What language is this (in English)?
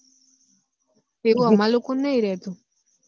Gujarati